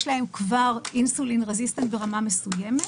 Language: Hebrew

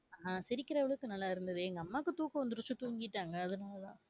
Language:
Tamil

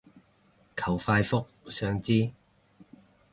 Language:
Cantonese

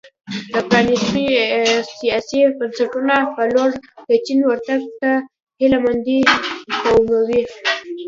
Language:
Pashto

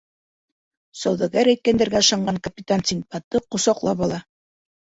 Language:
Bashkir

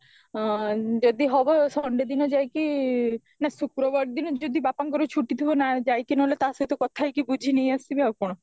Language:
Odia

